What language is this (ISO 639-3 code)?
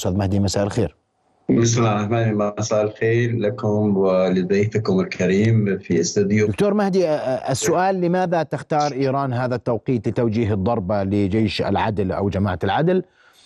ara